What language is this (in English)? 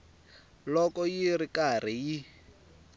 Tsonga